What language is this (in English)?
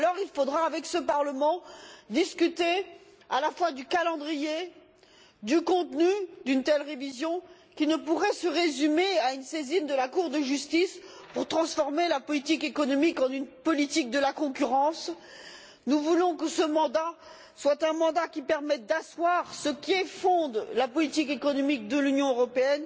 French